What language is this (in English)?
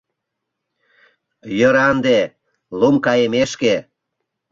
Mari